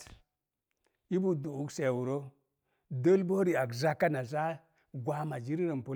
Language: Mom Jango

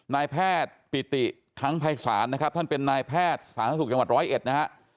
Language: Thai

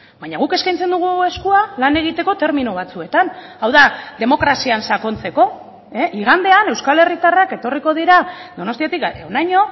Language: Basque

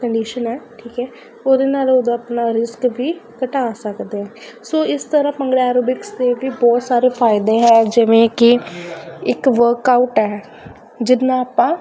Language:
Punjabi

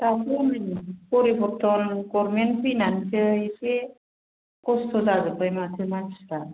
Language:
Bodo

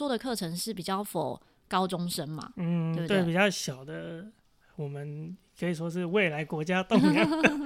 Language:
Chinese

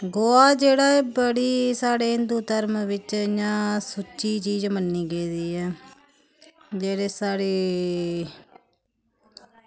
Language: Dogri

